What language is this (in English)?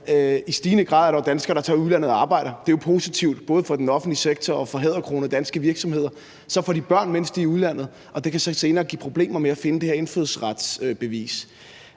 Danish